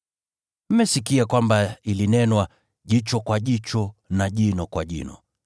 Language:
Swahili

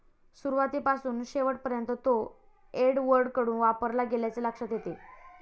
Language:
Marathi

